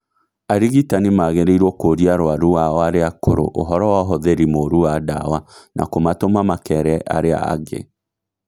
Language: Kikuyu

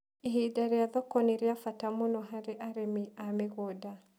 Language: Kikuyu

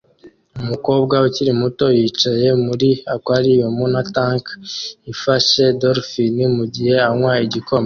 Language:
Kinyarwanda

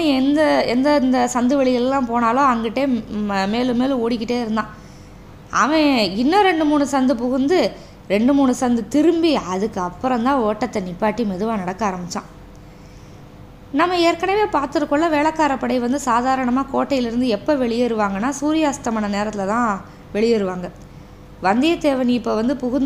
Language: Tamil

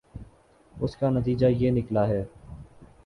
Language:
Urdu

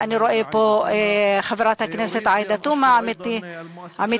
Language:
Hebrew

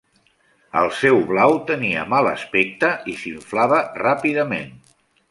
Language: Catalan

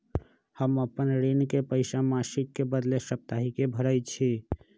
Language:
Magahi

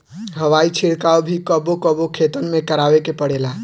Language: Bhojpuri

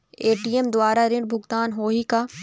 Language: Chhattisgarhi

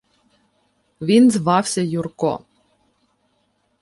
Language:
Ukrainian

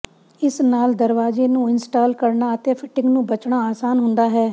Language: Punjabi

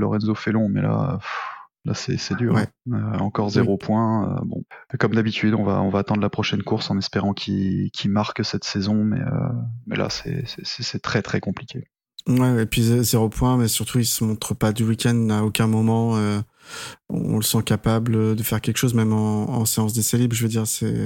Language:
French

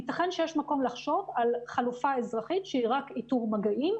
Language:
Hebrew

